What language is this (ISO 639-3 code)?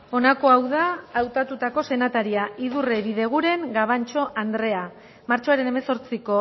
eus